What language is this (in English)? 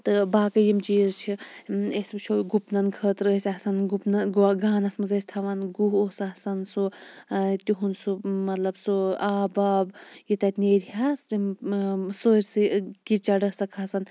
Kashmiri